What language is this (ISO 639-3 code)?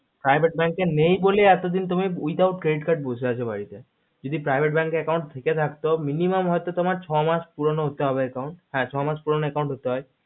ben